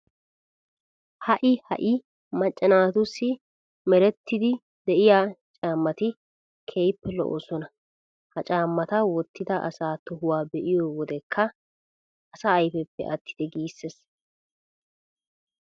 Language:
Wolaytta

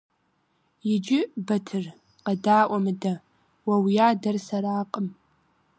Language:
Kabardian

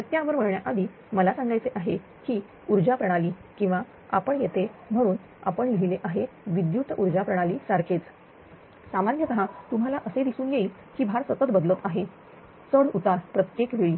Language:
Marathi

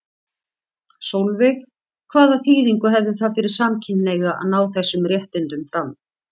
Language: Icelandic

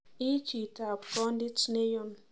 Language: Kalenjin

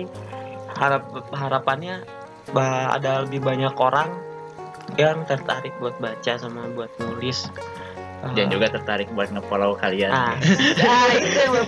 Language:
Indonesian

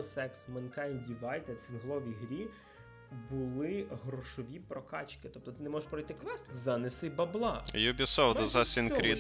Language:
Ukrainian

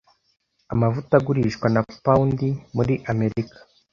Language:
Kinyarwanda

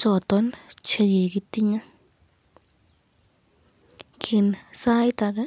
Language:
Kalenjin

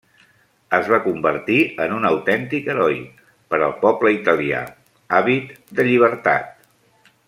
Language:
Catalan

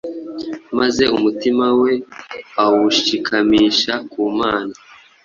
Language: Kinyarwanda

